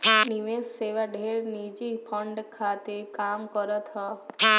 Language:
Bhojpuri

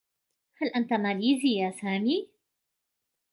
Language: Arabic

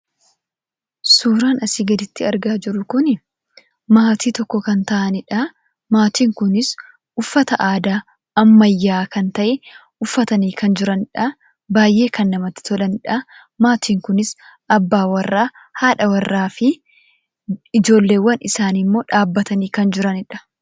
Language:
Oromo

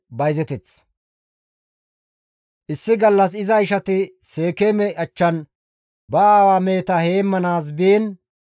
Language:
Gamo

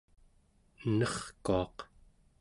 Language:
Central Yupik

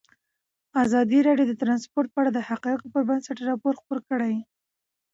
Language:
Pashto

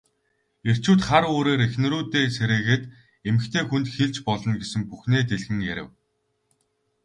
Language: Mongolian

